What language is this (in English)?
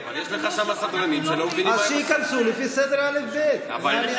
Hebrew